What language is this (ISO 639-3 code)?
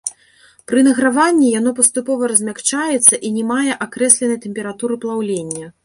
bel